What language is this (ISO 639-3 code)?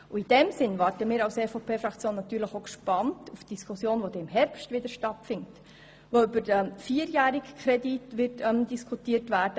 gsw